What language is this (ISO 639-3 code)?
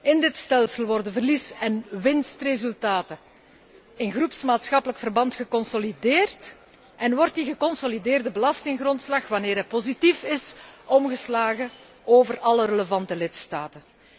nld